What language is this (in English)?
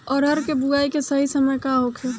Bhojpuri